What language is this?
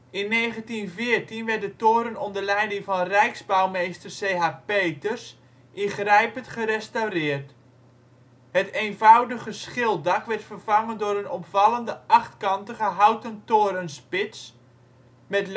Dutch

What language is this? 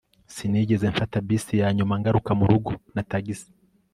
Kinyarwanda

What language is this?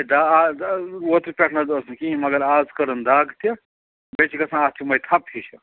Kashmiri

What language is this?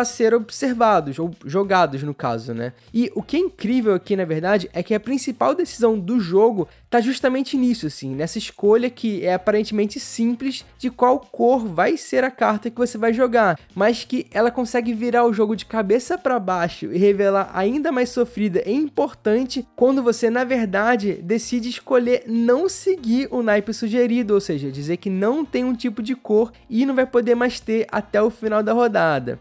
Portuguese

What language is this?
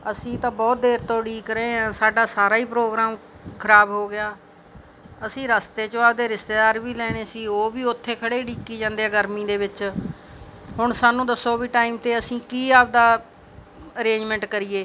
Punjabi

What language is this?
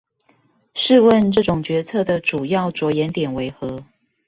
Chinese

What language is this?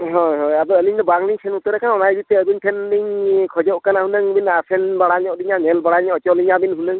Santali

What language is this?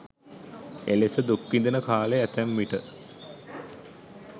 Sinhala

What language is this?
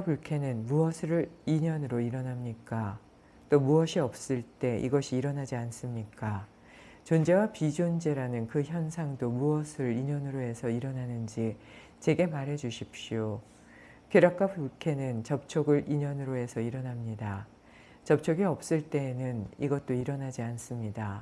Korean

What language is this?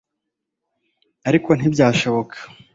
Kinyarwanda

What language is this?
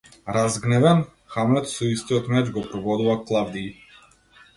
Macedonian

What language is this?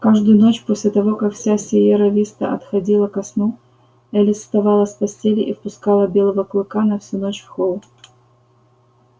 Russian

